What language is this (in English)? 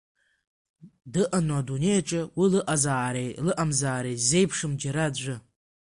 Abkhazian